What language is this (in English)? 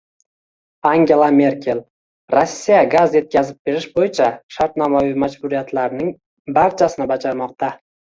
Uzbek